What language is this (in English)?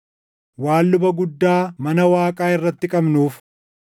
Oromo